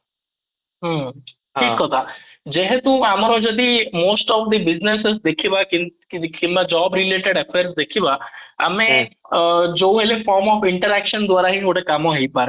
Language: Odia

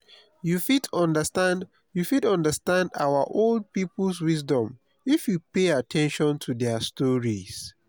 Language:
Nigerian Pidgin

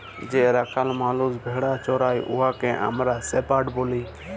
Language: Bangla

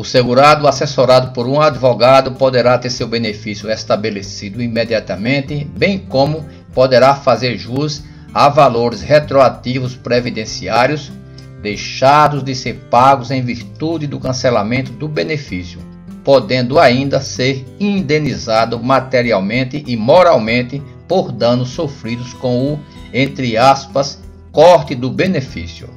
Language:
Portuguese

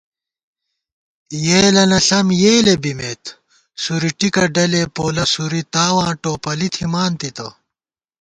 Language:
Gawar-Bati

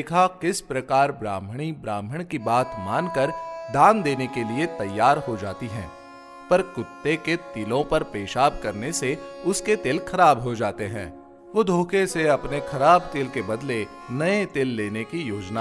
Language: Hindi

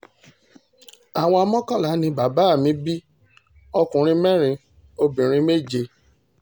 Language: Yoruba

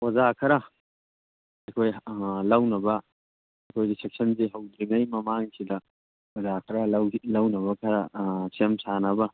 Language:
Manipuri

